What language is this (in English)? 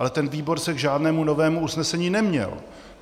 Czech